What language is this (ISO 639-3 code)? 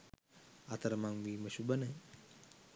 sin